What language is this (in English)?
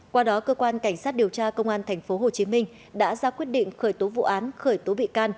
Vietnamese